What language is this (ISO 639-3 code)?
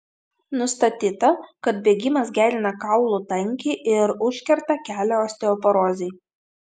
lit